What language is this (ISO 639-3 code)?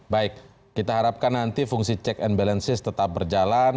ind